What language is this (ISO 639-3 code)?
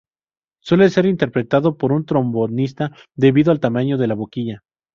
spa